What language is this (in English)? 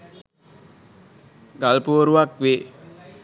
Sinhala